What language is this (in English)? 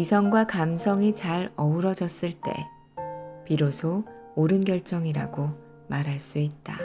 Korean